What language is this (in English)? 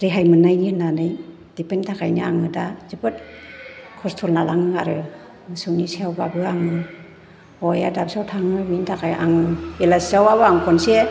Bodo